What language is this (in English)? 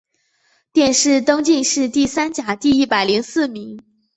Chinese